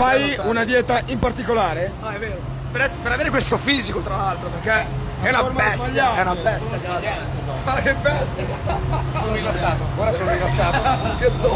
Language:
Italian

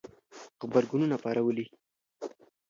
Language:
Pashto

